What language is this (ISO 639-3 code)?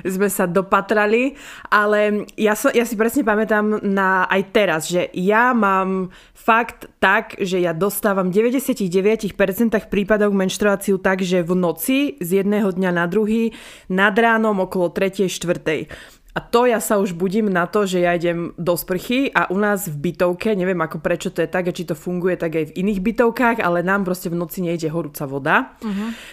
slk